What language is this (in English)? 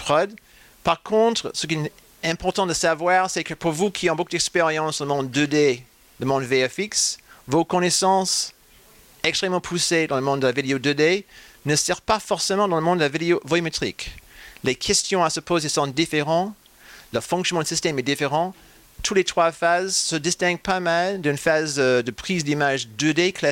French